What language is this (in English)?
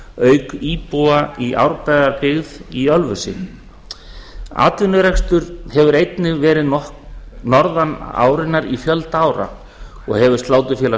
Icelandic